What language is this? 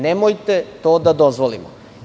Serbian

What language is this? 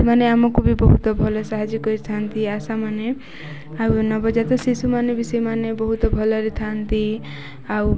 Odia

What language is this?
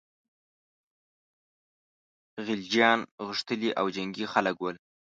Pashto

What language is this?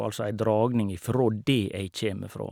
Norwegian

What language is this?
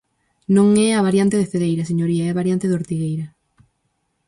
Galician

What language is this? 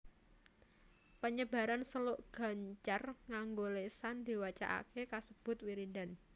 Javanese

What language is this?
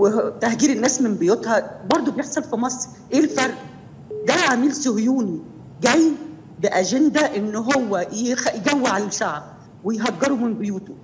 Arabic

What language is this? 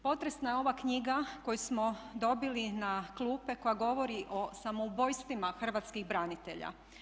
Croatian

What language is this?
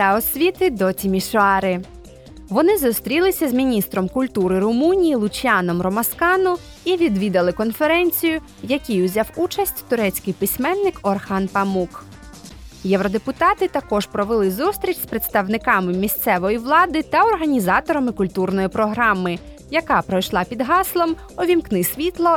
Ukrainian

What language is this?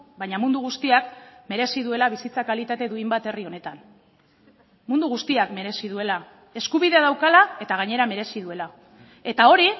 Basque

